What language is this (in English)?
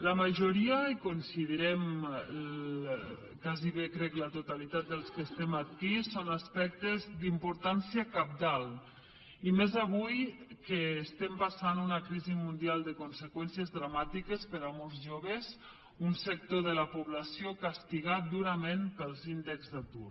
Catalan